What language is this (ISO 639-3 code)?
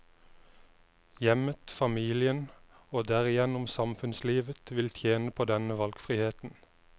nor